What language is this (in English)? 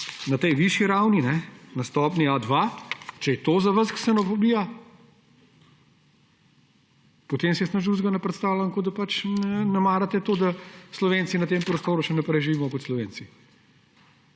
Slovenian